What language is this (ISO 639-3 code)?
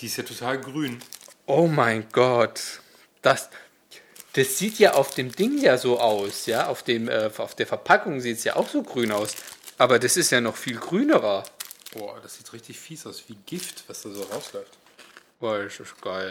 deu